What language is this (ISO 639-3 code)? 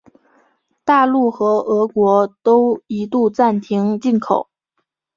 zho